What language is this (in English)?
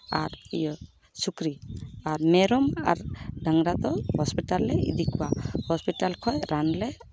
Santali